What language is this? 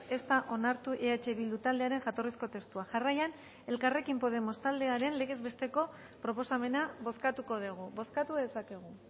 Basque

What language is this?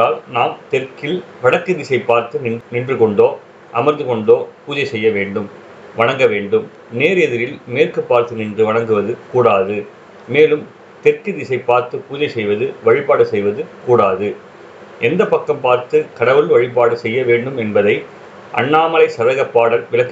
Tamil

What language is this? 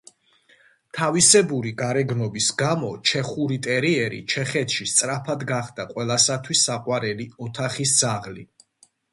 Georgian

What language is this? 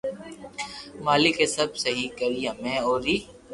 Loarki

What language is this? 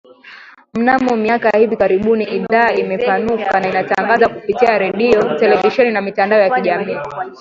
Swahili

